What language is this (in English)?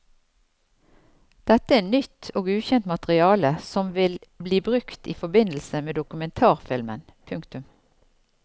Norwegian